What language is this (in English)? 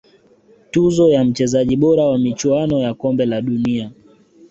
Swahili